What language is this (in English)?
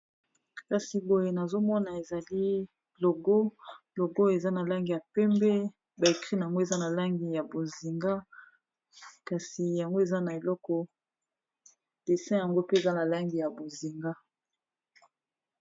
Lingala